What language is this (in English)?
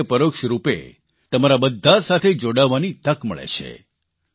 Gujarati